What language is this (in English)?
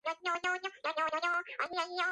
Georgian